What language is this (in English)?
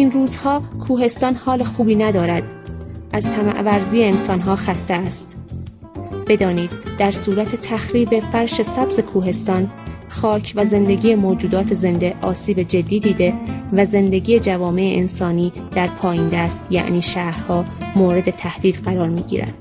Persian